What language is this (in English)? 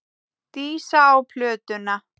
Icelandic